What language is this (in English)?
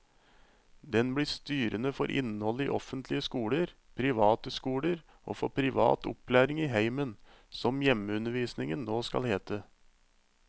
Norwegian